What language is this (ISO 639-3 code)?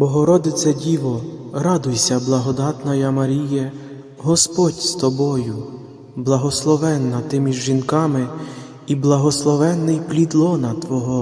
ukr